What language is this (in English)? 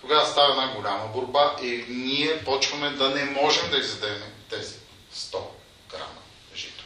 Bulgarian